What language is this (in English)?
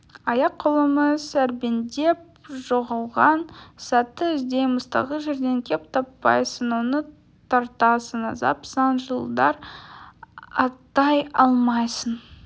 Kazakh